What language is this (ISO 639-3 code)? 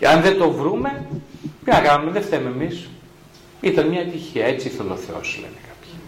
ell